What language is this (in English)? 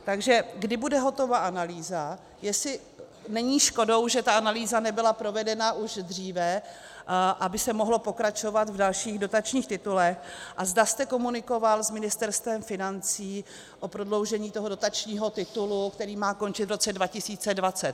Czech